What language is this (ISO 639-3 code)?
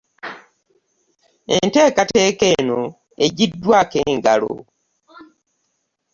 lug